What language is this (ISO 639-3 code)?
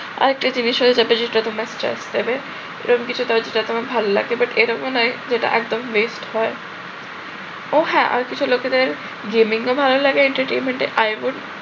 ben